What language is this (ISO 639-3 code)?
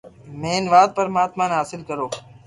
lrk